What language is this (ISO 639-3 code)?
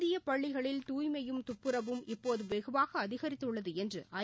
tam